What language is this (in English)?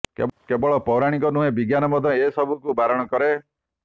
Odia